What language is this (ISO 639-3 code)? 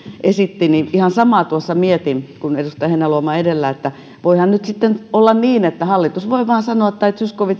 fin